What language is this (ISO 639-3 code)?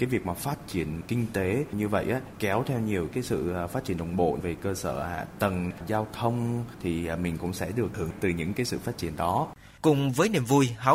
vie